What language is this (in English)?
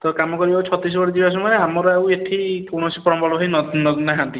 Odia